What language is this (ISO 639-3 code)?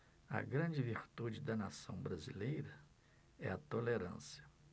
por